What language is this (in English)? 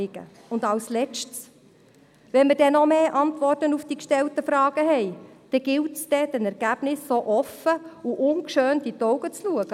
Swiss German